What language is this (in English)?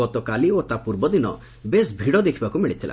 Odia